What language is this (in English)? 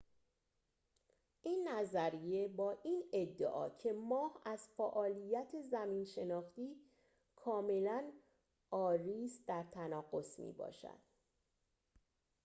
Persian